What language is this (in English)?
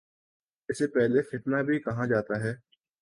Urdu